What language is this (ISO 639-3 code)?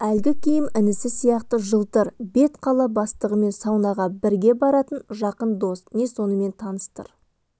kaz